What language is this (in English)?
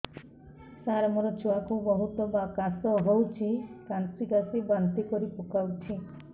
Odia